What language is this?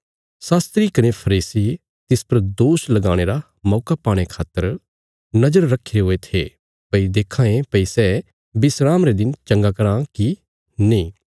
Bilaspuri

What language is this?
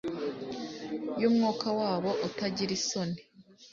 Kinyarwanda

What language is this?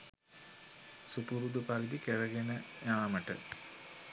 Sinhala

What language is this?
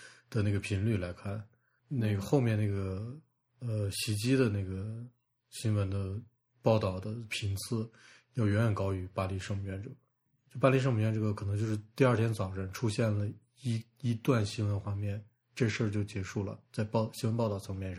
Chinese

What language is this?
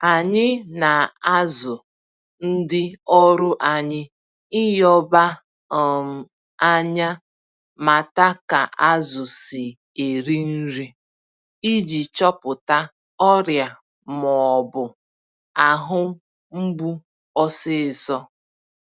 Igbo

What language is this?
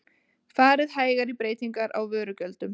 Icelandic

